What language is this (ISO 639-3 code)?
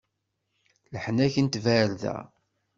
kab